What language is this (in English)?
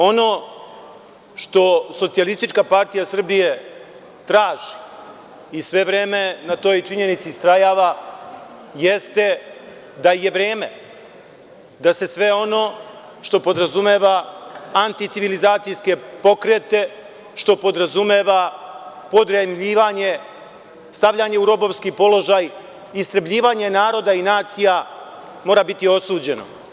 Serbian